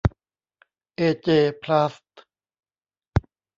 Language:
Thai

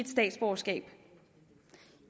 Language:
Danish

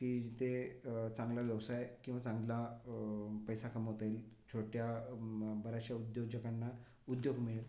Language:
Marathi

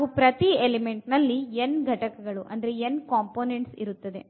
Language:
Kannada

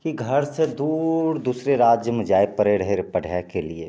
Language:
Maithili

